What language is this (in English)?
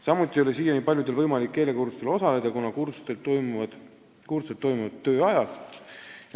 Estonian